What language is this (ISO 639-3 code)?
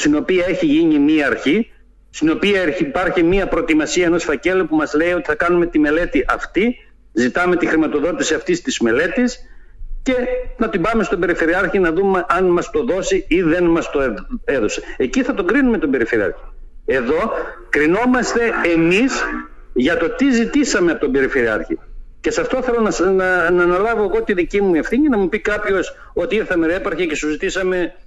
ell